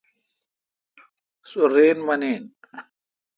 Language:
Kalkoti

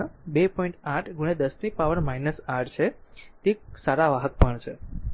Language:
Gujarati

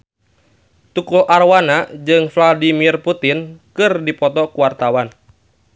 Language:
Sundanese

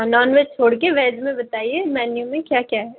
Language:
Hindi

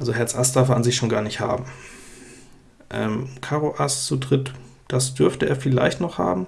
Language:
German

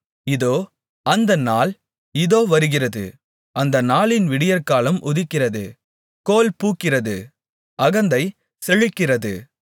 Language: Tamil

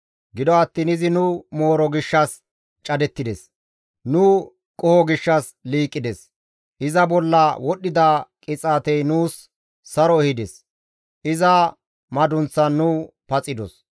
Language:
Gamo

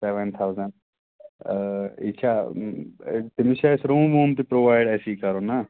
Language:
Kashmiri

